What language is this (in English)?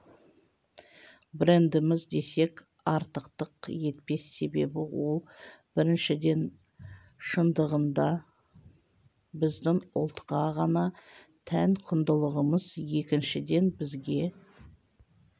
Kazakh